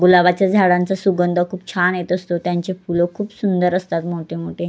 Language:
Marathi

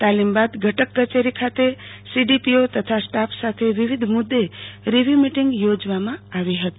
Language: Gujarati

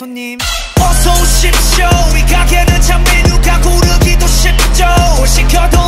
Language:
Korean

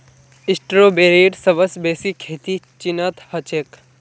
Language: Magahi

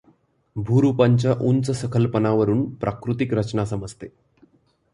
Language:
Marathi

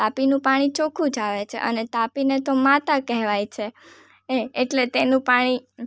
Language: Gujarati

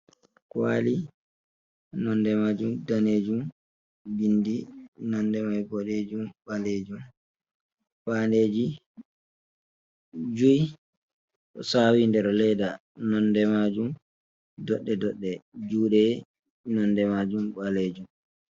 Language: Fula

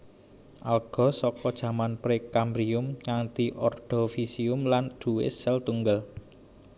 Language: Javanese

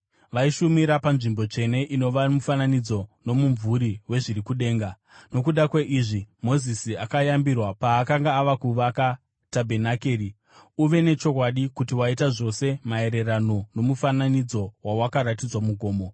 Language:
Shona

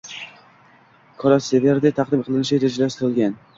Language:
Uzbek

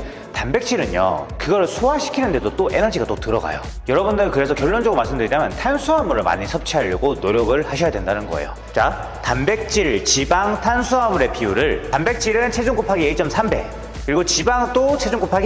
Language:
Korean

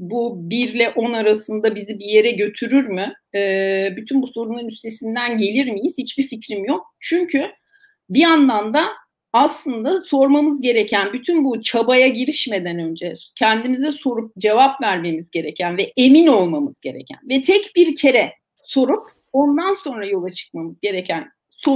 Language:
Turkish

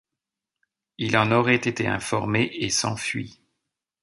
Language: French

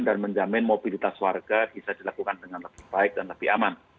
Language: Indonesian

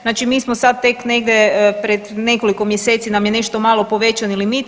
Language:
Croatian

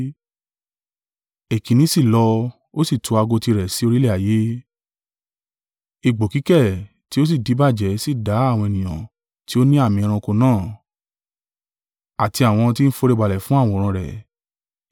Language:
Yoruba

